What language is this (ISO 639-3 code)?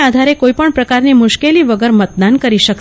guj